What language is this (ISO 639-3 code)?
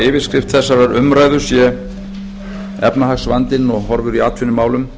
isl